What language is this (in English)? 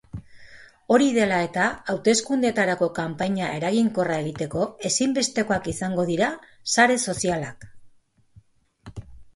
Basque